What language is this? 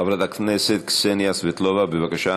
Hebrew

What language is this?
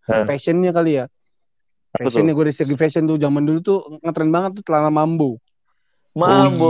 Indonesian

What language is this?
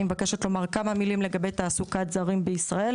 Hebrew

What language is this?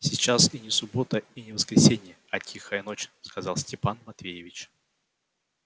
Russian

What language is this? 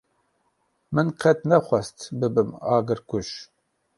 Kurdish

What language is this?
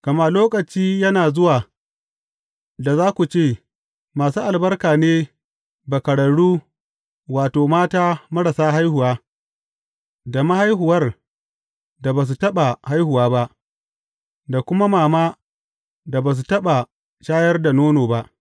Hausa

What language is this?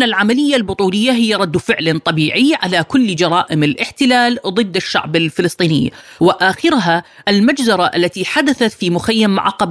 Arabic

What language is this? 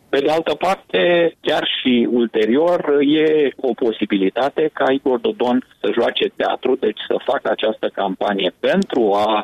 Romanian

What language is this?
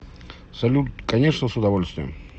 Russian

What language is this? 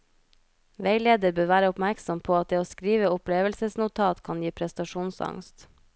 Norwegian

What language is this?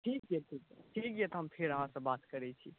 Maithili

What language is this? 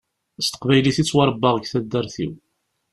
Kabyle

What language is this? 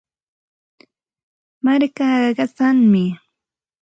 Santa Ana de Tusi Pasco Quechua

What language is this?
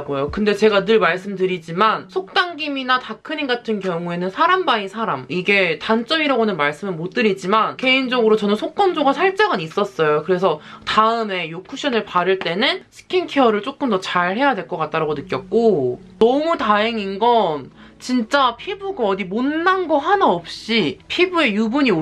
Korean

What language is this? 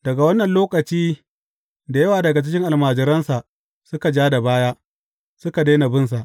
Hausa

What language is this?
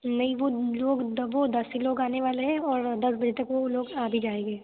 Hindi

